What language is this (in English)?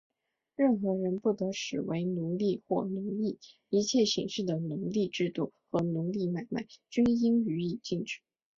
Chinese